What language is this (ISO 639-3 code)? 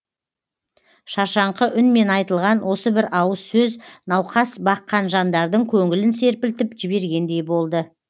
kaz